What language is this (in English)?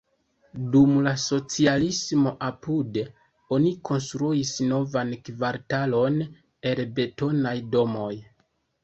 Esperanto